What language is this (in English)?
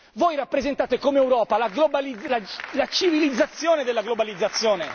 Italian